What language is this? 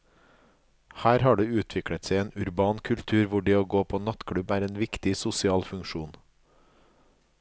Norwegian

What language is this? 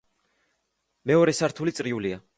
Georgian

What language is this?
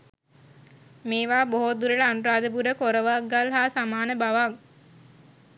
Sinhala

